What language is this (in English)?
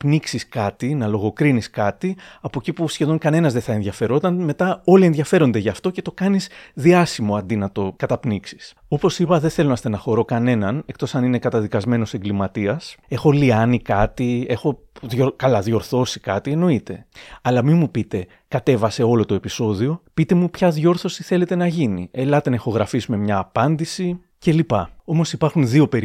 Greek